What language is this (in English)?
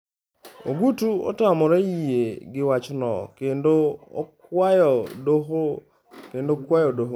Luo (Kenya and Tanzania)